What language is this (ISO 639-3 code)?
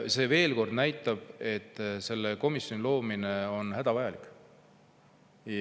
est